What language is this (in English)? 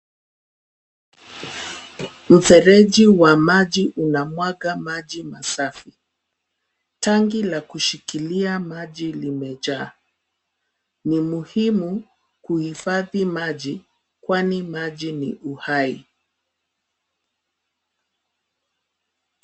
Swahili